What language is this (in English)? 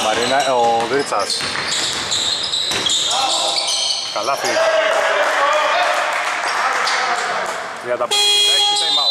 Greek